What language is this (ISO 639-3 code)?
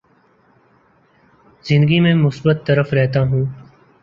urd